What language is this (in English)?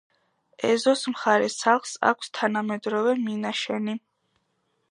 Georgian